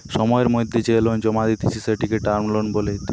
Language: Bangla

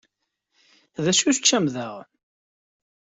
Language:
Kabyle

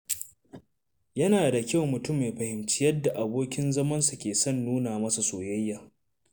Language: Hausa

